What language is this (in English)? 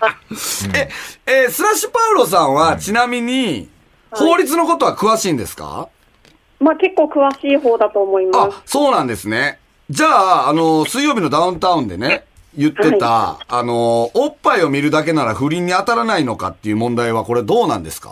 Japanese